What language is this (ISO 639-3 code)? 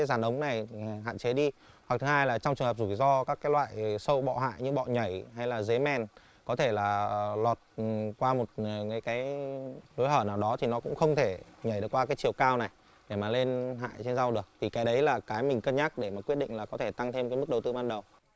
vie